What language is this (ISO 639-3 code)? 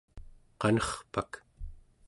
esu